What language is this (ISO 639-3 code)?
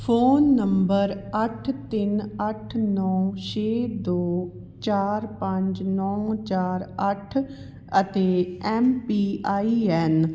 pan